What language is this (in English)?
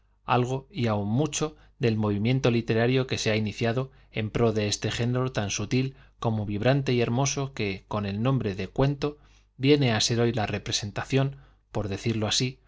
Spanish